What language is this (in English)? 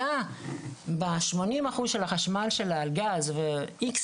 Hebrew